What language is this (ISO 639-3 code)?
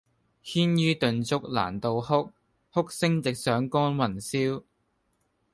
yue